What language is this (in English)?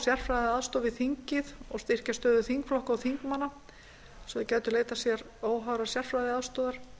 Icelandic